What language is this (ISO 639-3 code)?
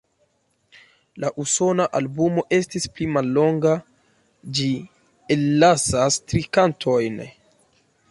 epo